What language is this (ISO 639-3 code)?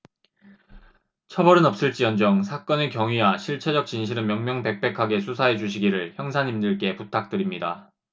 kor